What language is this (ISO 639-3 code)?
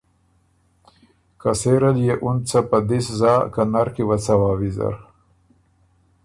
oru